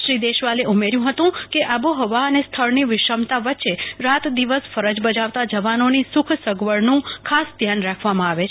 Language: Gujarati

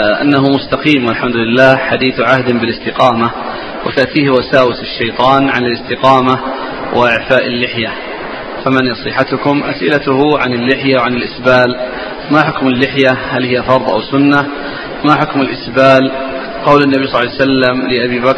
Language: Arabic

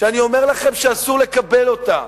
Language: Hebrew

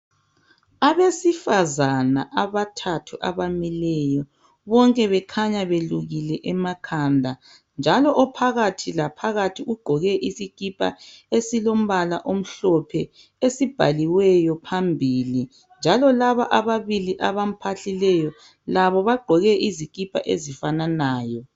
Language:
North Ndebele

